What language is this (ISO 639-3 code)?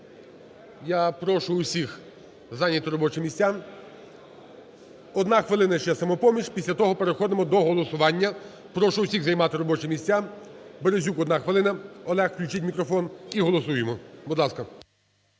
ukr